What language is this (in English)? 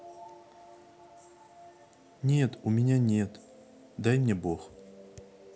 Russian